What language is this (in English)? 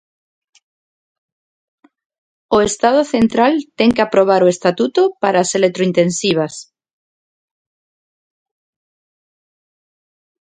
Galician